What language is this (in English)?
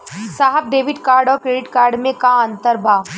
Bhojpuri